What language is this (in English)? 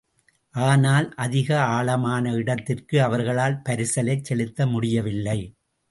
Tamil